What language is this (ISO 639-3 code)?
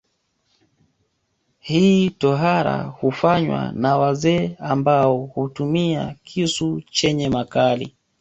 swa